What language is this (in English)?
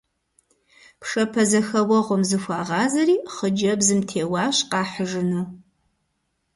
Kabardian